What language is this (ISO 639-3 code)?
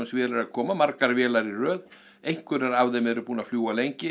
isl